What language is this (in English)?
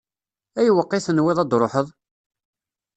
Kabyle